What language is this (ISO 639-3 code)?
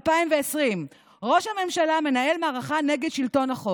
heb